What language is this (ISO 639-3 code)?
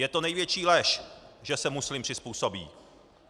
ces